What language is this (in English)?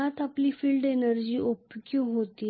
Marathi